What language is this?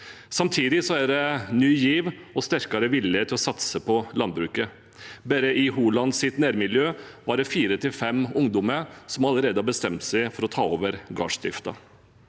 Norwegian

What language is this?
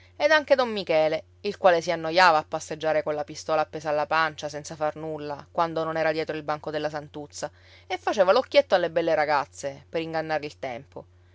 Italian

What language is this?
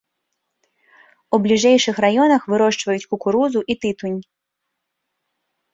Belarusian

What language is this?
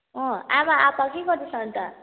Nepali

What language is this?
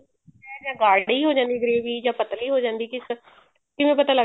Punjabi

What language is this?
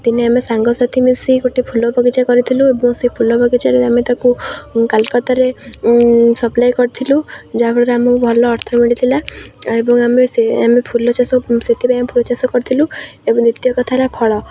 Odia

